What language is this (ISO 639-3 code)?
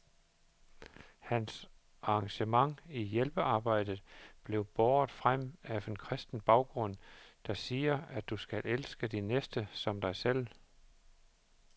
dan